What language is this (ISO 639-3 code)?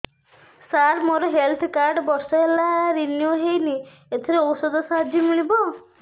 ori